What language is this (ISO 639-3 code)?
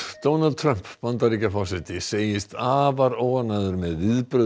isl